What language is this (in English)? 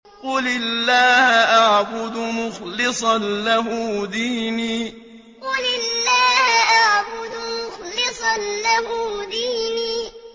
Arabic